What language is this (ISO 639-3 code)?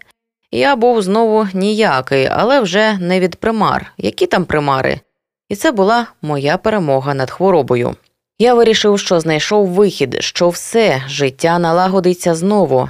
ukr